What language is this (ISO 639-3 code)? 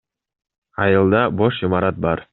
kir